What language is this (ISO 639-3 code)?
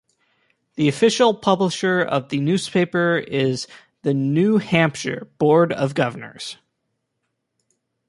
eng